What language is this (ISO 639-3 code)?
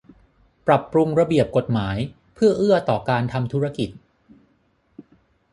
tha